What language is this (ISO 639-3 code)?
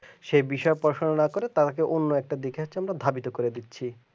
ben